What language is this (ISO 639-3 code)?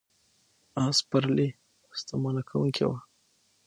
pus